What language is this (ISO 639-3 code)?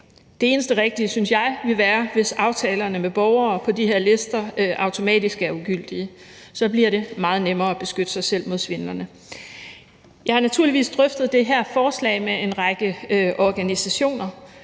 dan